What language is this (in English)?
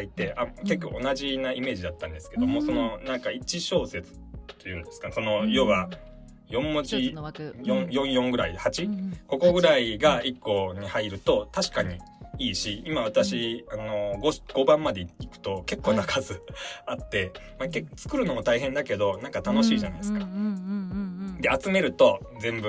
Japanese